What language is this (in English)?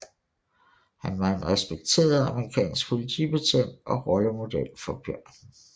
Danish